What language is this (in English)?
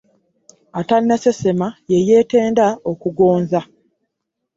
Ganda